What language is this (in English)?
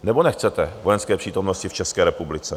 Czech